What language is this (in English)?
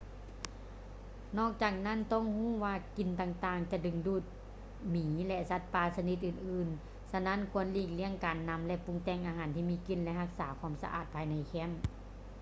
Lao